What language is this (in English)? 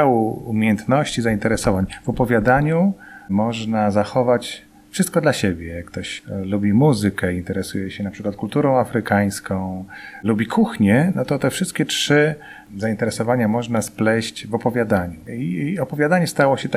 Polish